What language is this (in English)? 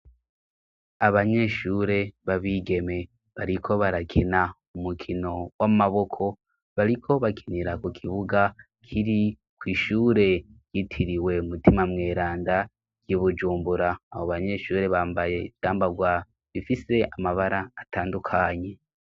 Rundi